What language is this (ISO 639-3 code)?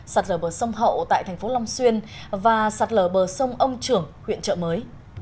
vie